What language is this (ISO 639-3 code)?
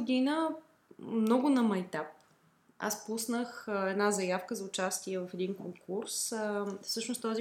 bul